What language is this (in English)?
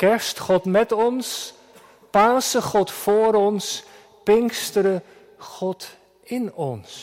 Dutch